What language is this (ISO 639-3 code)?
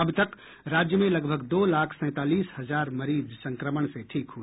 hin